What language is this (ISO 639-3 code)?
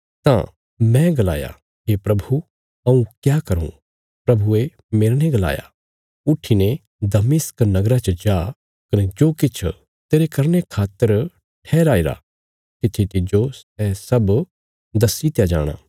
kfs